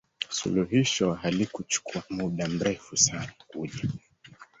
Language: Swahili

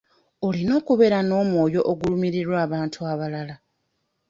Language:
Ganda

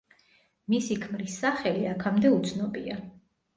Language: Georgian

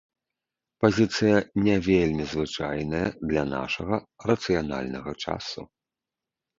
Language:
Belarusian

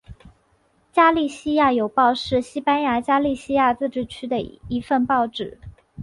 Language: Chinese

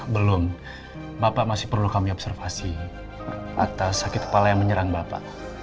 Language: Indonesian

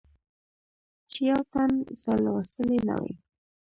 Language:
Pashto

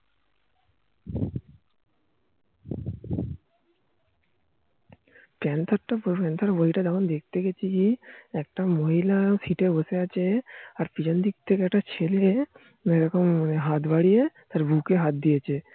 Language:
Bangla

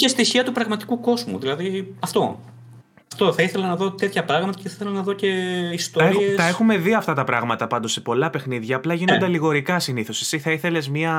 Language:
Greek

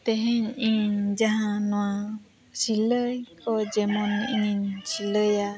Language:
Santali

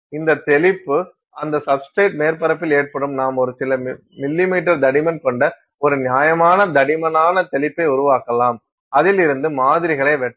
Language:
Tamil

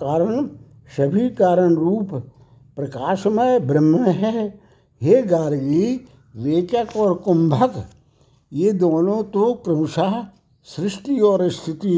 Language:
Hindi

